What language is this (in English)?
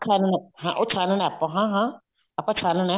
Punjabi